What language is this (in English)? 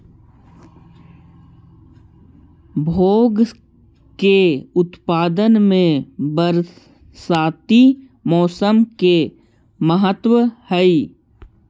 Magahi